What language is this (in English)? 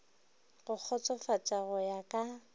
Northern Sotho